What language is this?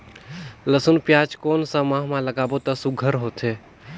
Chhattisgarhi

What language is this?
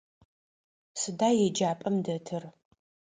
Adyghe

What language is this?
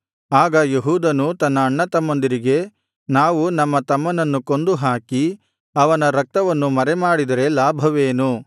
Kannada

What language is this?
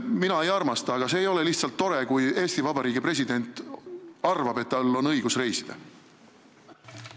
Estonian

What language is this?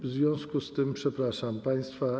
Polish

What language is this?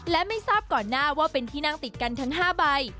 Thai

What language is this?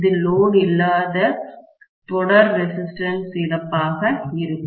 Tamil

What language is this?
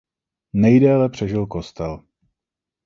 Czech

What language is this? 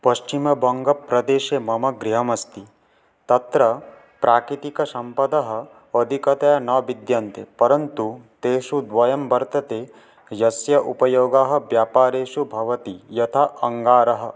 Sanskrit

